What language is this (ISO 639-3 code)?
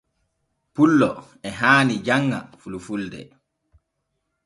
fue